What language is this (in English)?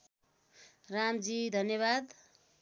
Nepali